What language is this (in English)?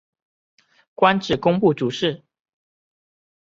Chinese